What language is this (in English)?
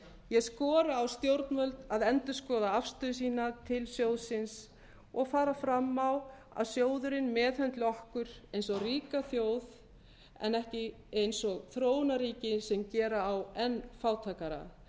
Icelandic